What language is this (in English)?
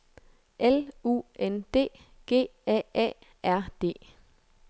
Danish